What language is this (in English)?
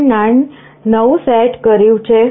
Gujarati